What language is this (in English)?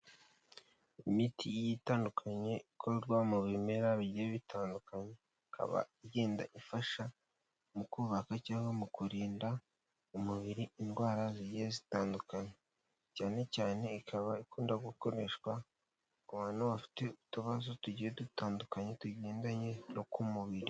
Kinyarwanda